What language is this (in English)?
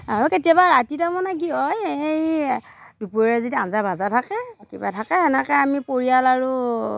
Assamese